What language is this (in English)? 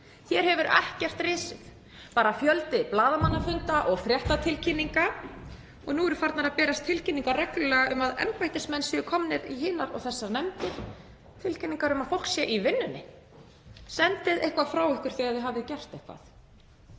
Icelandic